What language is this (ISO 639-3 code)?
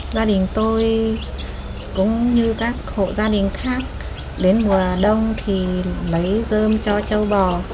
vie